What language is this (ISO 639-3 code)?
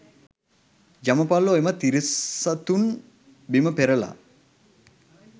sin